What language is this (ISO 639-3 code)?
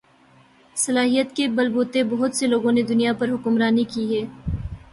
urd